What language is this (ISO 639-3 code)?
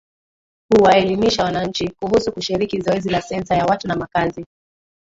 swa